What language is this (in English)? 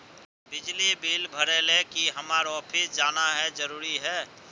Magahi